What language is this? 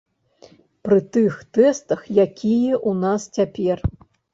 Belarusian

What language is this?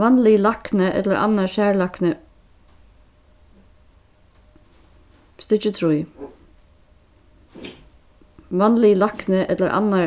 Faroese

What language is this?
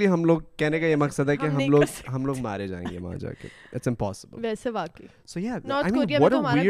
Urdu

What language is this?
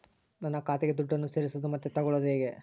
Kannada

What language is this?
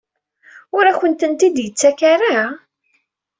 Kabyle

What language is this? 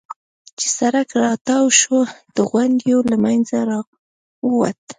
Pashto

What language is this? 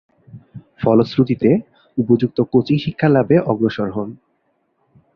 Bangla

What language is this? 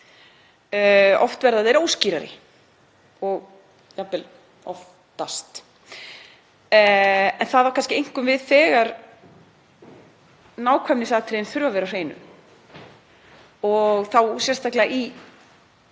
Icelandic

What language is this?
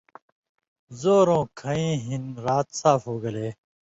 Indus Kohistani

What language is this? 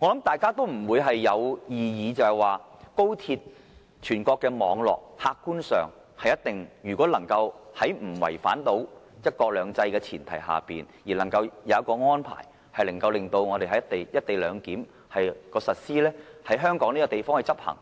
Cantonese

